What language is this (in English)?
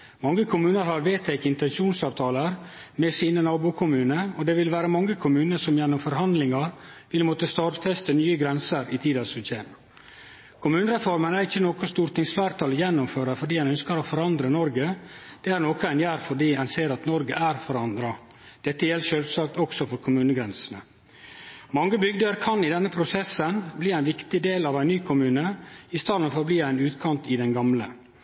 Norwegian Nynorsk